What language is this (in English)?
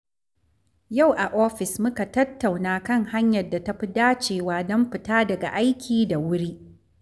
Hausa